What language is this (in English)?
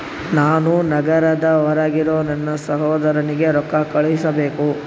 Kannada